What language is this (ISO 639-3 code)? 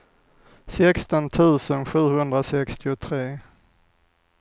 swe